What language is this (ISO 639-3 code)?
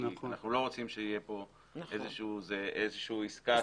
heb